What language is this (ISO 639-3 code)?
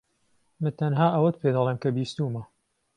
ckb